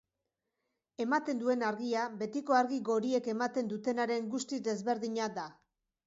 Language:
Basque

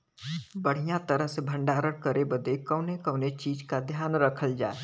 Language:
Bhojpuri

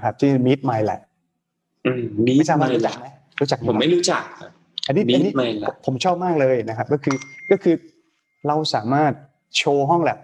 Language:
Thai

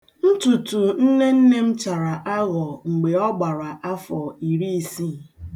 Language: Igbo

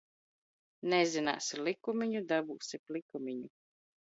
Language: Latvian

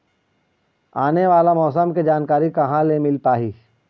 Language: Chhattisgarhi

